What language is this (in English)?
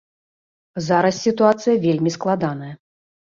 Belarusian